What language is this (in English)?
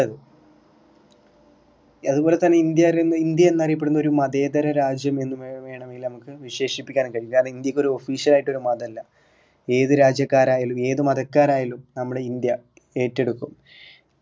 Malayalam